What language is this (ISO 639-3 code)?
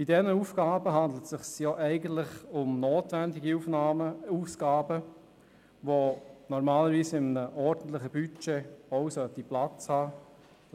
gsw